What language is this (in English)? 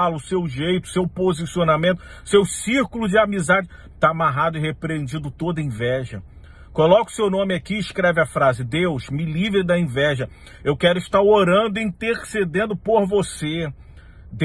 Portuguese